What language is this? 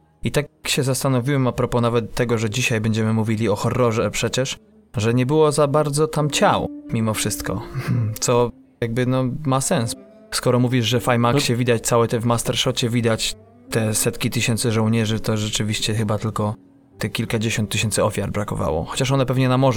Polish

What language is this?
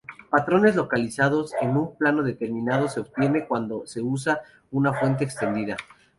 Spanish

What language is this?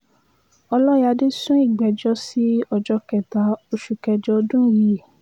Yoruba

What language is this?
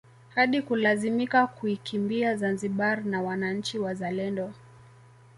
Swahili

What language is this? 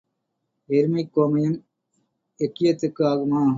Tamil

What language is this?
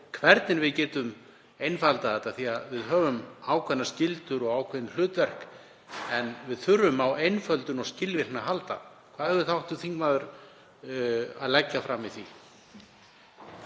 Icelandic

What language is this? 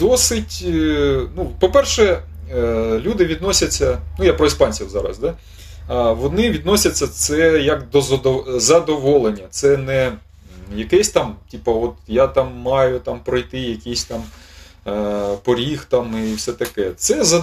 Ukrainian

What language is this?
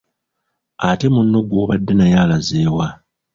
Ganda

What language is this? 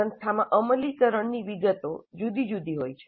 Gujarati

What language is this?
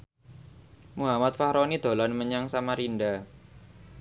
Javanese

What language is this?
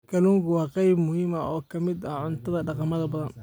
Somali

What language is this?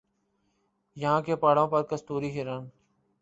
Urdu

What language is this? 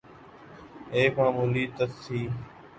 Urdu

